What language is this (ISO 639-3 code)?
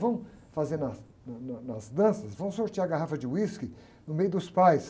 por